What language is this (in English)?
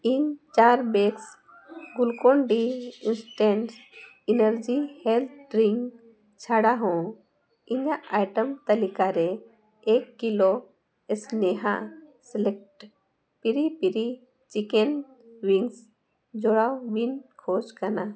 Santali